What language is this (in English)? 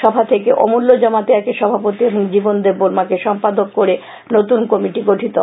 Bangla